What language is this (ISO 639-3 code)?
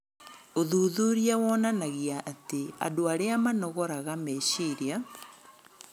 kik